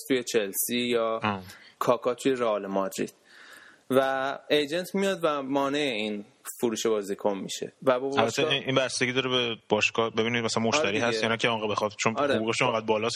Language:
Persian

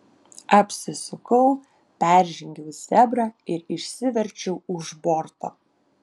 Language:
Lithuanian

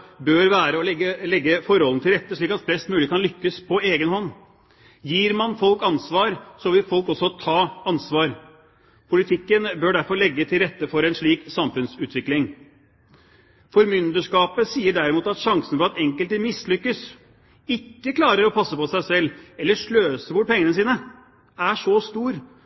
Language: Norwegian Bokmål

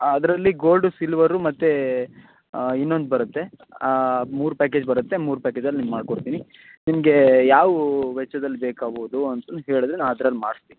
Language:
Kannada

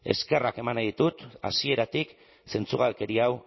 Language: Basque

